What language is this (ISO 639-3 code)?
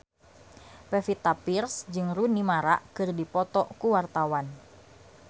sun